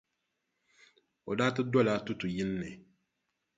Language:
Dagbani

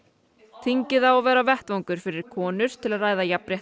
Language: Icelandic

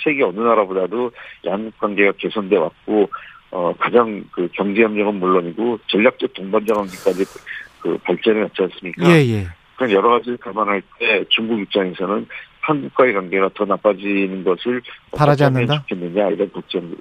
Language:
Korean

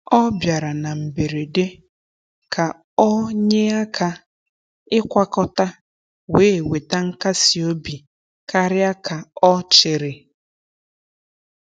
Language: Igbo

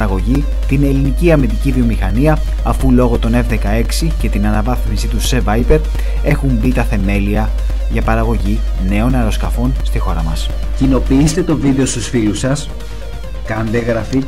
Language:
Greek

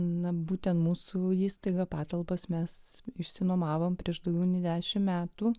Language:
Lithuanian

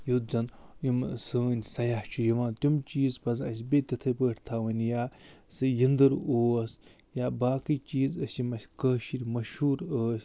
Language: Kashmiri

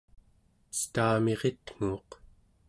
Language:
Central Yupik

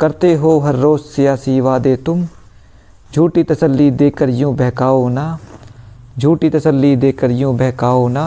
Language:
Hindi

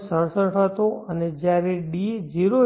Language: Gujarati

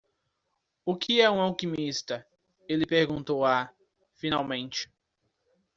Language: Portuguese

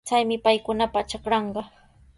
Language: Sihuas Ancash Quechua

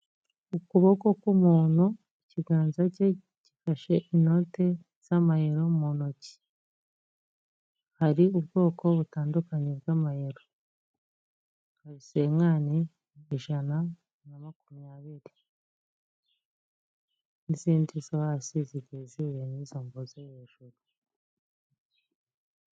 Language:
Kinyarwanda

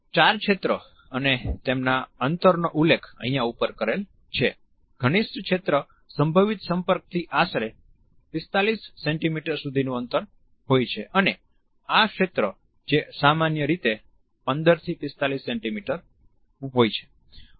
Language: Gujarati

